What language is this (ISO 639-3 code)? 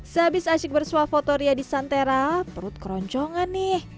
ind